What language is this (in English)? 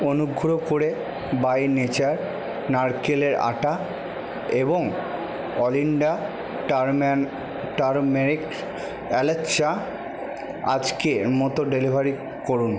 Bangla